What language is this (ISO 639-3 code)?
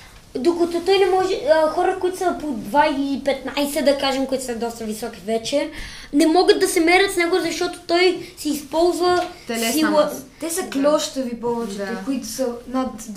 bul